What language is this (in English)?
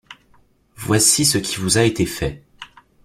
French